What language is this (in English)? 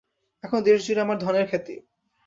Bangla